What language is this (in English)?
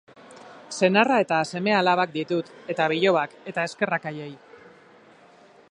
Basque